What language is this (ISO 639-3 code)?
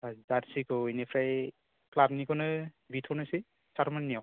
brx